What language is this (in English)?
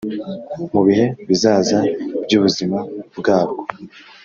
Kinyarwanda